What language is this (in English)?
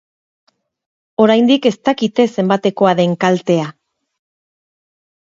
Basque